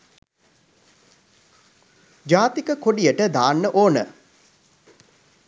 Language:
Sinhala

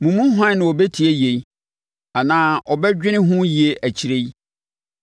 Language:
Akan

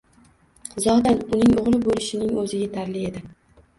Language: Uzbek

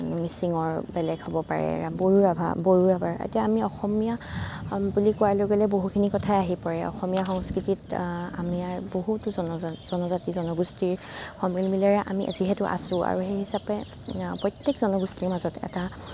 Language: Assamese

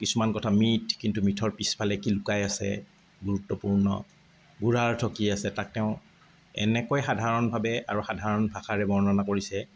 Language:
Assamese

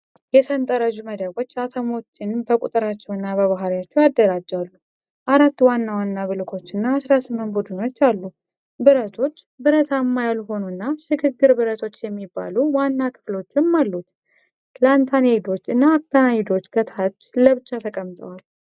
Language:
Amharic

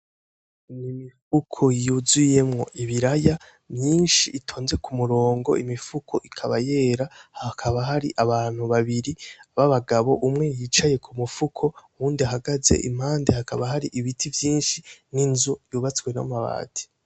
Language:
Rundi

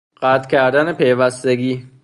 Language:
Persian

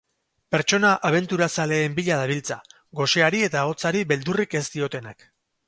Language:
Basque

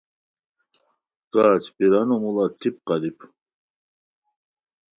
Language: Khowar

